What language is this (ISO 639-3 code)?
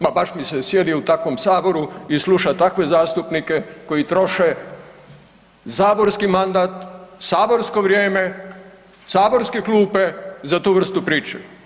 hrv